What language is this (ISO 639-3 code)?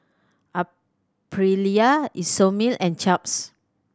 eng